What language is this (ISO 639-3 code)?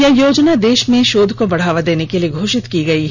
hin